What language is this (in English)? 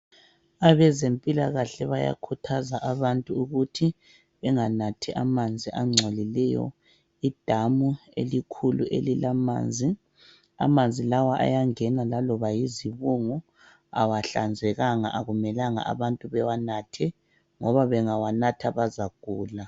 North Ndebele